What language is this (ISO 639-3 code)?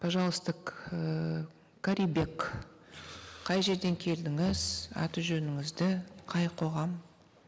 kaz